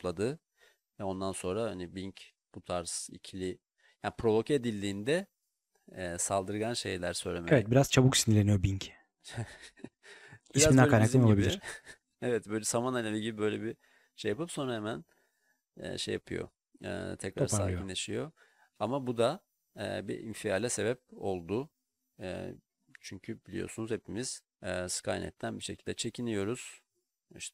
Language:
Turkish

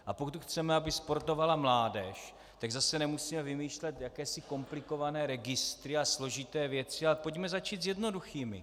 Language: Czech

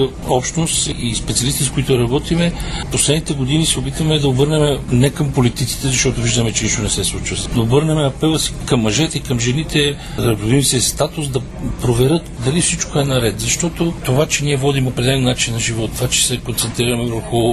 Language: Bulgarian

